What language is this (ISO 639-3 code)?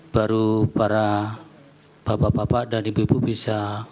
ind